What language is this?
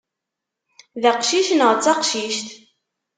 Kabyle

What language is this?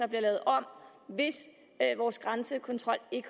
Danish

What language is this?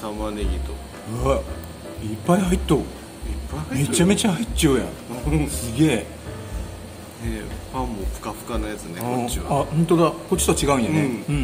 Japanese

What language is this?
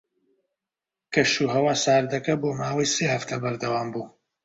Central Kurdish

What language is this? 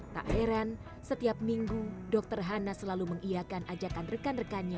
Indonesian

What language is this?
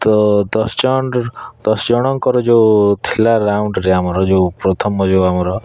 Odia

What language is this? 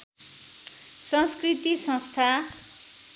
Nepali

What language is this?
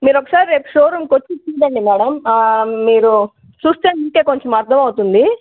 Telugu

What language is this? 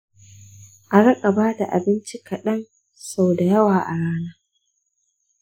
Hausa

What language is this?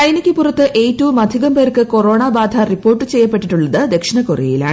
Malayalam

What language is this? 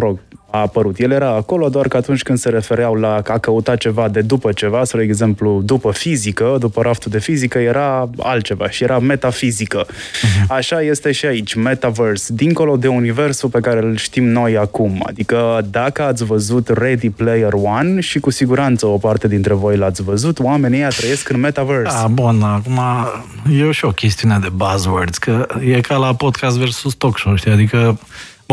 Romanian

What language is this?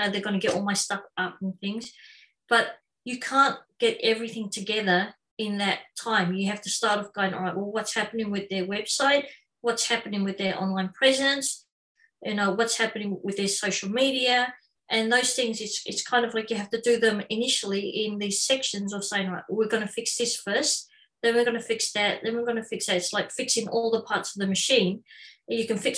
English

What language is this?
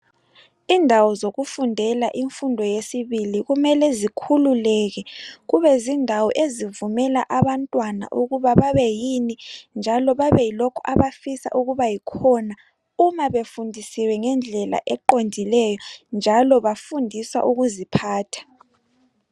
North Ndebele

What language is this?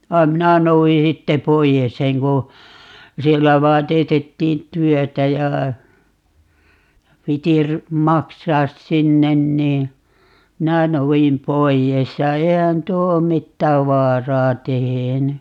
Finnish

